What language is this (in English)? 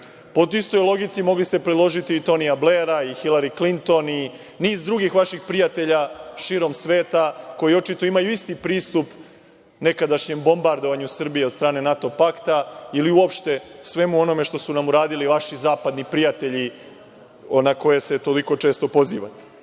Serbian